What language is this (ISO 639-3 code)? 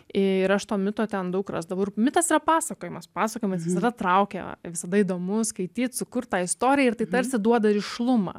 lit